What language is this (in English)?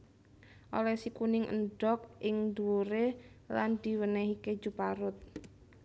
Javanese